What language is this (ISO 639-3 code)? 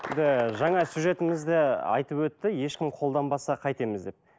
kaz